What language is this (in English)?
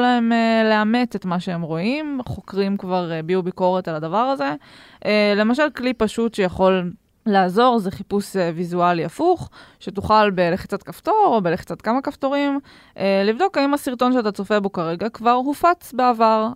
Hebrew